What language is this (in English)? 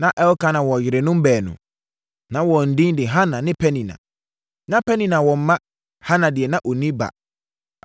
Akan